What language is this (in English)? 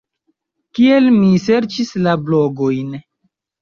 Esperanto